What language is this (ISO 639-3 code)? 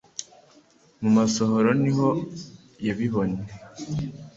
kin